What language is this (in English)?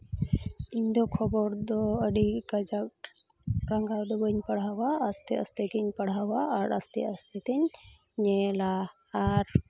Santali